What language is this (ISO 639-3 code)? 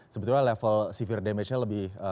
ind